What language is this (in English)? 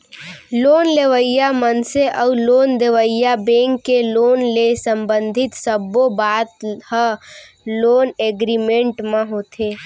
Chhattisgarhi